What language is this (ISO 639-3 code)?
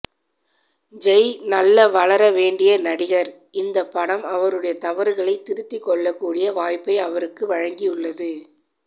tam